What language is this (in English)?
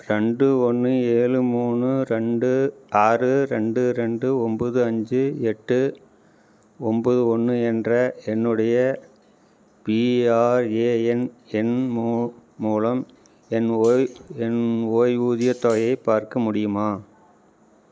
Tamil